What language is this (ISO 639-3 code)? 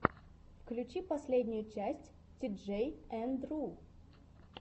rus